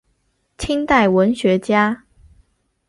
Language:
Chinese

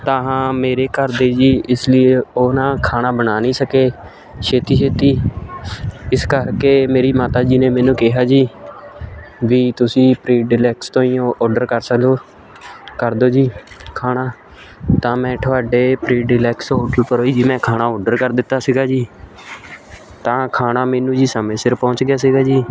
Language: Punjabi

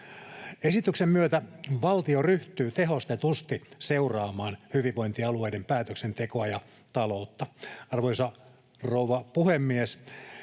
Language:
Finnish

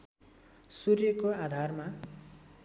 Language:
Nepali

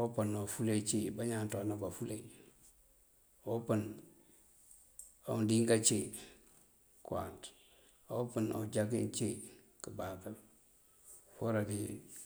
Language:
Mandjak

